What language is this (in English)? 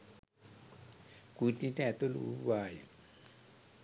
Sinhala